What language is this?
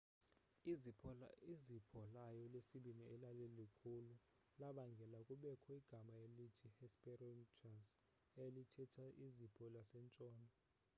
Xhosa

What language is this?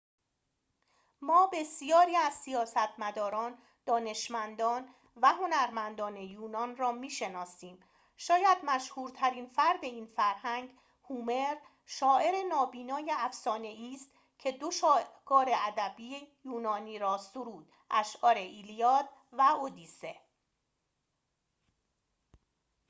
Persian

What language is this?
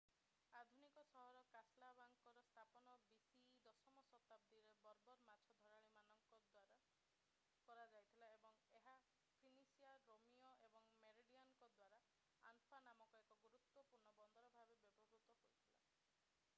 Odia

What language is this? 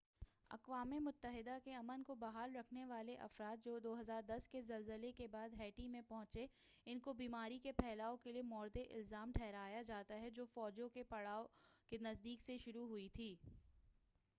Urdu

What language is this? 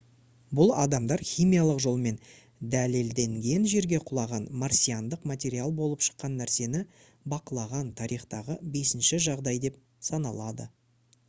Kazakh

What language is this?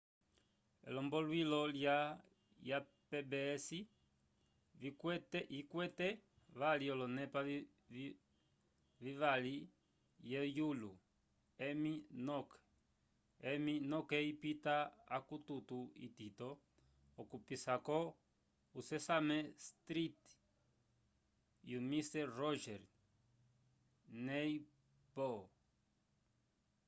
Umbundu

